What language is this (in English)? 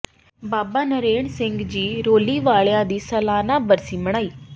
Punjabi